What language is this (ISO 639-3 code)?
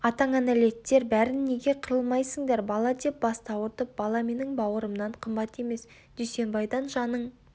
kaz